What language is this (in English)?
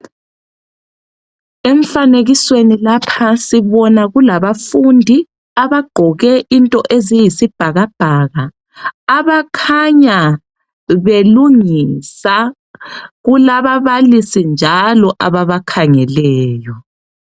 North Ndebele